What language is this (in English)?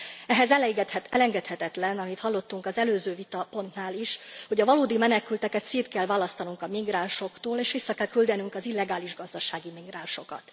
Hungarian